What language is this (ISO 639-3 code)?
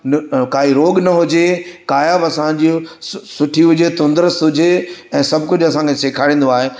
snd